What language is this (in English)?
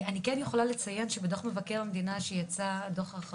Hebrew